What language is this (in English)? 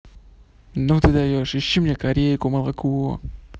Russian